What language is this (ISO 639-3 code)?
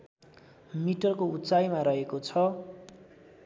nep